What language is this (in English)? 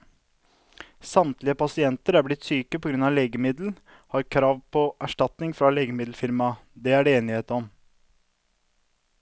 Norwegian